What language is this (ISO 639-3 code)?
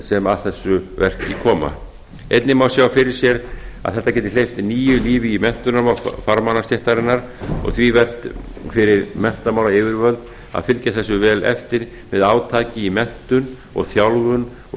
isl